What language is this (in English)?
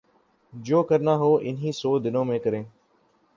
Urdu